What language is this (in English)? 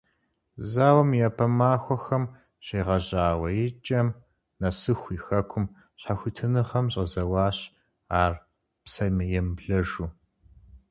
Kabardian